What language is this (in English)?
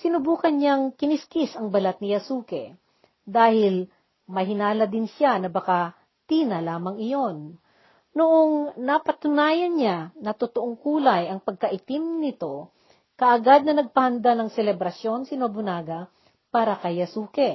Filipino